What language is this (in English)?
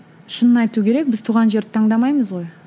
Kazakh